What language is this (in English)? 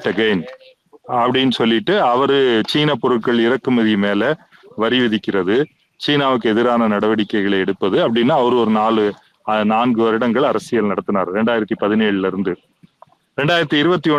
Tamil